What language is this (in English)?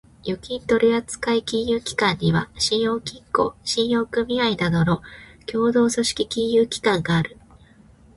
Japanese